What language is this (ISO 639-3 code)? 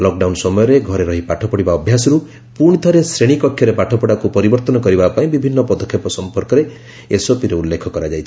ori